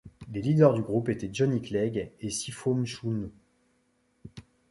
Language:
French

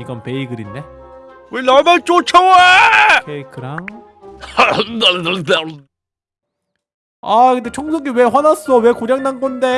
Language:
Korean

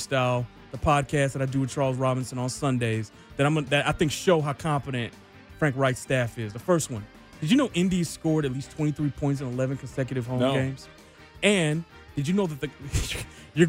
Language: English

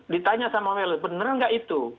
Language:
Indonesian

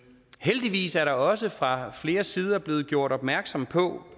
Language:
Danish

